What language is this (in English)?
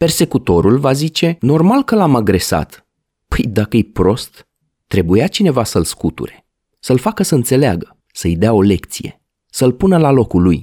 Romanian